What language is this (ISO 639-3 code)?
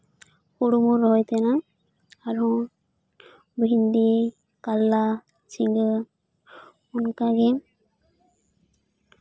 sat